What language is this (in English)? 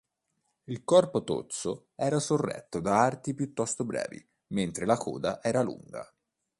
Italian